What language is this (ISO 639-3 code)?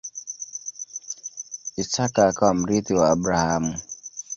swa